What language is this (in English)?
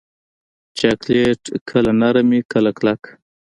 Pashto